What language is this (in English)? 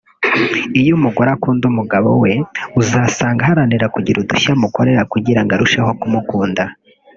Kinyarwanda